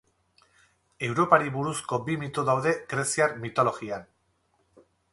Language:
Basque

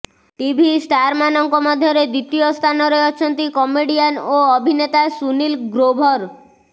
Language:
Odia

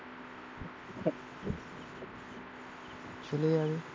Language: Bangla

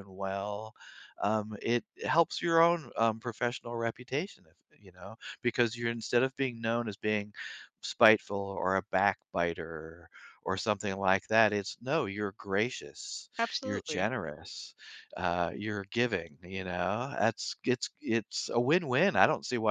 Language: English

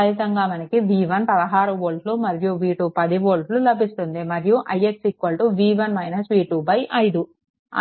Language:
Telugu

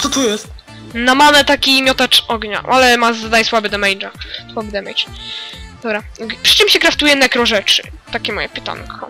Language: Polish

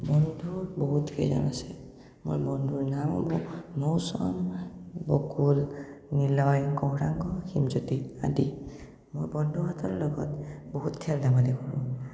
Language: Assamese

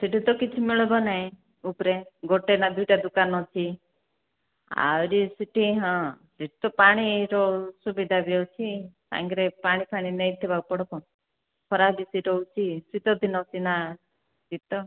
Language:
Odia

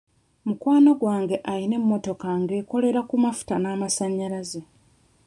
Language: Ganda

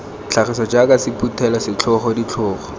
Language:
Tswana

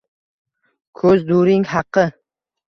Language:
Uzbek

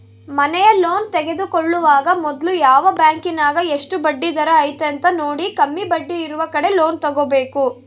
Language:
Kannada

